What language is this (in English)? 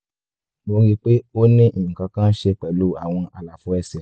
Yoruba